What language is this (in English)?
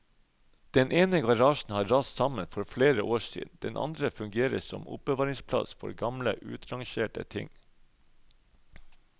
Norwegian